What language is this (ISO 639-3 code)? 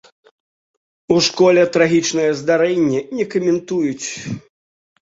bel